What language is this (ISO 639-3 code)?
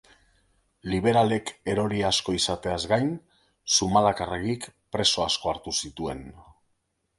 eus